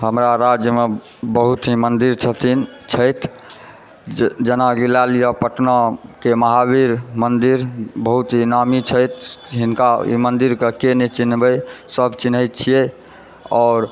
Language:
Maithili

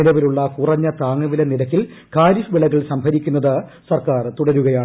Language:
Malayalam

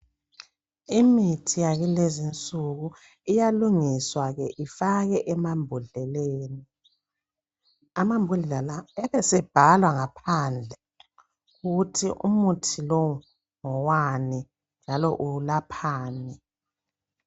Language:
North Ndebele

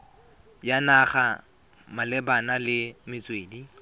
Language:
Tswana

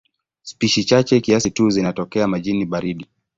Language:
Swahili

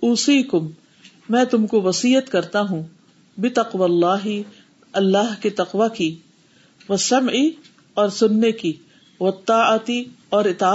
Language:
Urdu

